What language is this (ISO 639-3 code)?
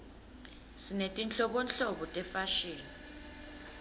ssw